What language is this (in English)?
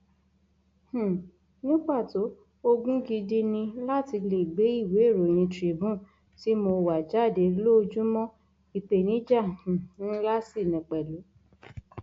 Yoruba